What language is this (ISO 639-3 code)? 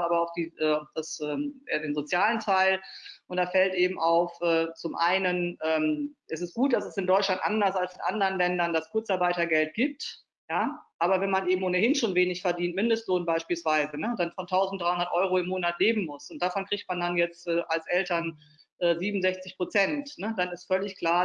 deu